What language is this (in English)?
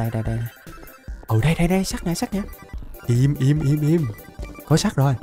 Vietnamese